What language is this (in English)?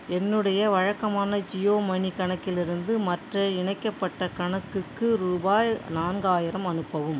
Tamil